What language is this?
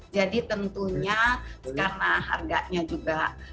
Indonesian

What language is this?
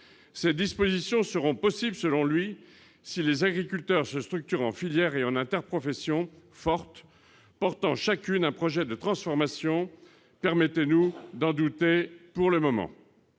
French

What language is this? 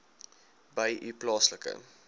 Afrikaans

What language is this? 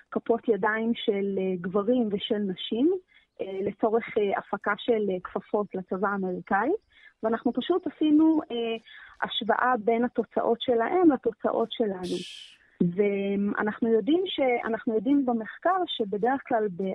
Hebrew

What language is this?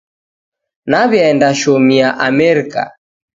Taita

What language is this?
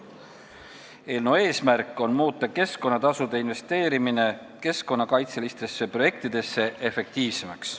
Estonian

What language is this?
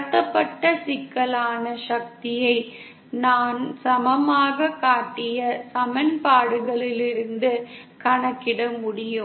Tamil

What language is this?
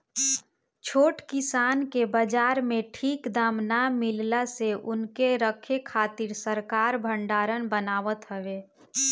Bhojpuri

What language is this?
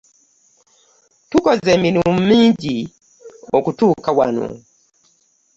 Ganda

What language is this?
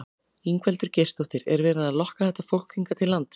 Icelandic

